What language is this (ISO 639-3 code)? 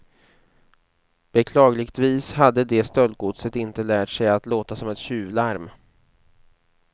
swe